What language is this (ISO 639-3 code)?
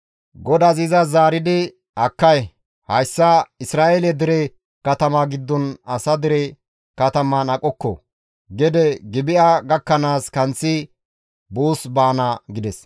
gmv